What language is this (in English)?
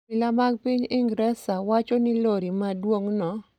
Luo (Kenya and Tanzania)